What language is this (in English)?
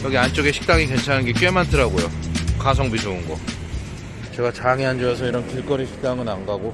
Korean